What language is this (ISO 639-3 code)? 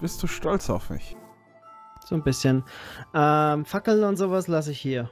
deu